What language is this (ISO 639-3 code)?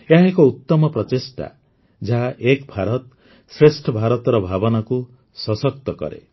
ori